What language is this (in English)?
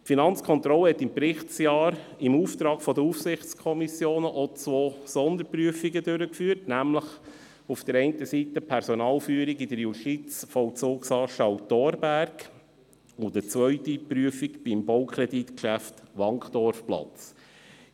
Swiss German